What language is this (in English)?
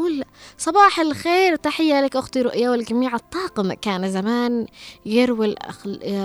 Arabic